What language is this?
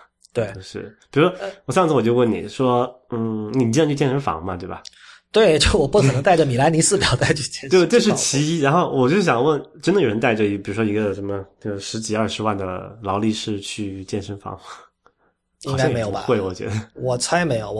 Chinese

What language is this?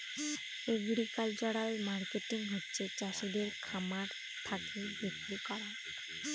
Bangla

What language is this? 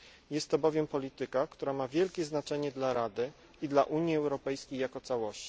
Polish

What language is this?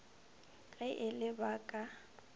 Northern Sotho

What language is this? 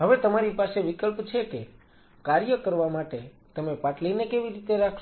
Gujarati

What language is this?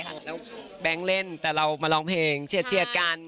Thai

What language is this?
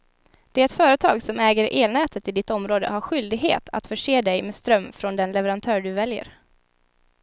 Swedish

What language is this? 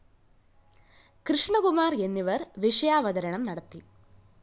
Malayalam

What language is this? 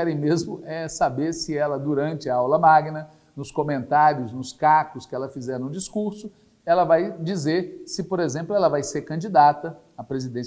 Portuguese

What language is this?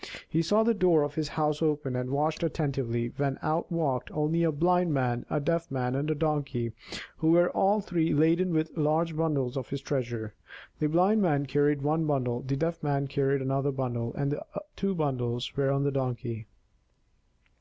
English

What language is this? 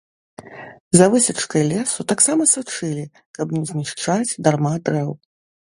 Belarusian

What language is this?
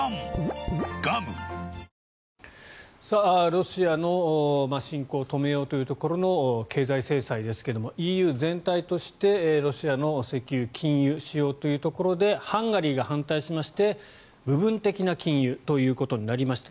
Japanese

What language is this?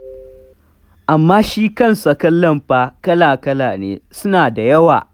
Hausa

